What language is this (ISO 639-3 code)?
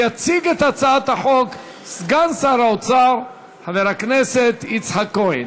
heb